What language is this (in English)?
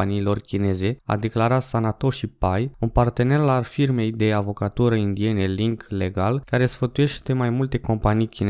Romanian